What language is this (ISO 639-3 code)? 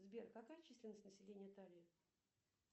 rus